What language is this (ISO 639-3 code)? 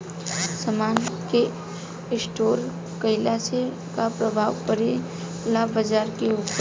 bho